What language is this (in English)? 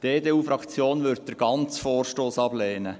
Swiss German